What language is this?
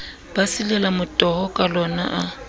Southern Sotho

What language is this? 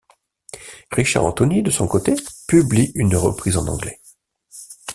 French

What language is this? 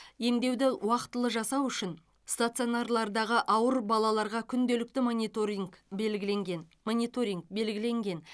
Kazakh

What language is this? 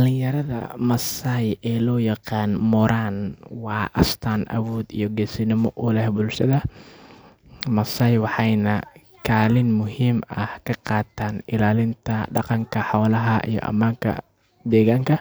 Somali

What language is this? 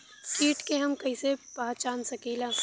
Bhojpuri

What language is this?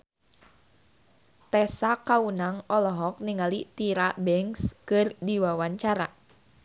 Sundanese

